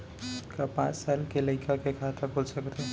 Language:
Chhattisgarhi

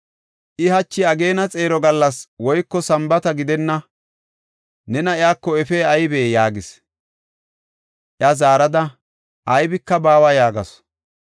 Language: Gofa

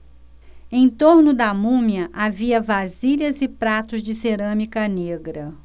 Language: Portuguese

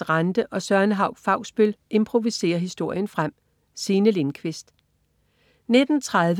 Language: Danish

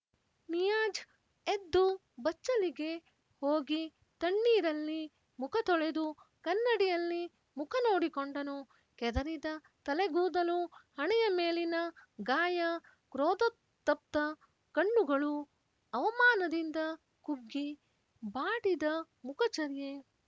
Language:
Kannada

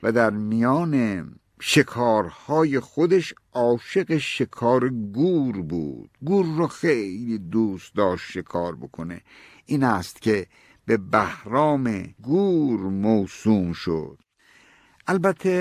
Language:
Persian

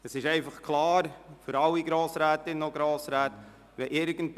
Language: Swiss German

